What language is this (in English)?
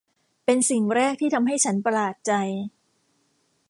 Thai